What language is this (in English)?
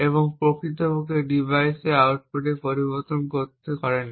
Bangla